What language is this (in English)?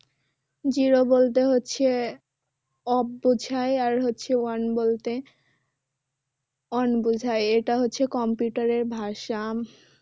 Bangla